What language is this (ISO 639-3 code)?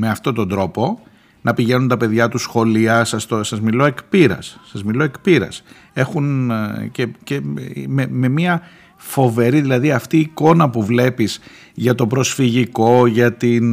ell